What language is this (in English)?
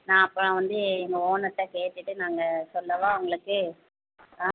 Tamil